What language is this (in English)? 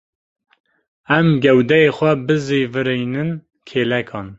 Kurdish